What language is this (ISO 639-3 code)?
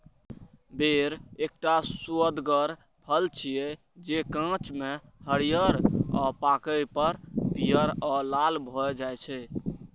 mai